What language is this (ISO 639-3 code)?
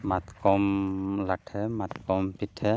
sat